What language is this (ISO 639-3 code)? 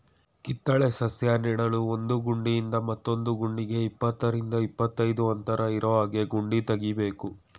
kan